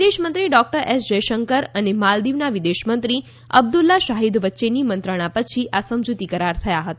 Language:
Gujarati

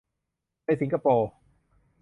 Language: Thai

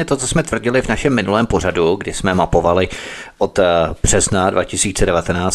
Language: Czech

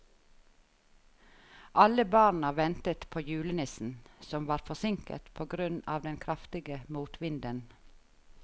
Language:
Norwegian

